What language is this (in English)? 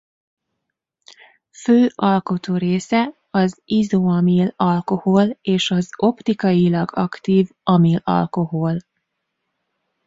Hungarian